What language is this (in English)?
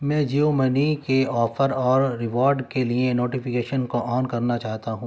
Urdu